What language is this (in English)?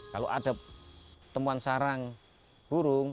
Indonesian